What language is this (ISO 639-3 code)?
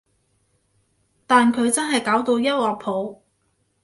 yue